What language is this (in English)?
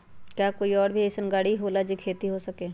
Magahi